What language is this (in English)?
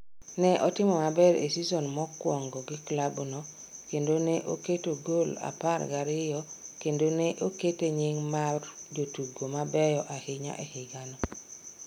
Luo (Kenya and Tanzania)